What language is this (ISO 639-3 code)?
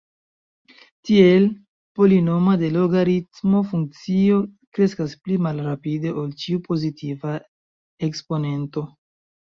epo